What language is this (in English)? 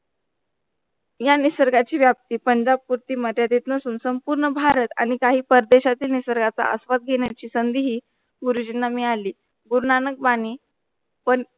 Marathi